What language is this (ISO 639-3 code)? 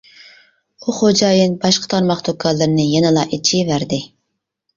uig